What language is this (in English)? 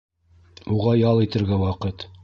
Bashkir